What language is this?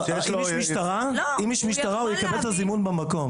Hebrew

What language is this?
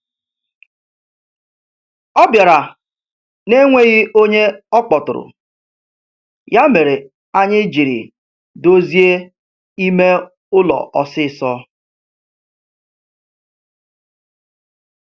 Igbo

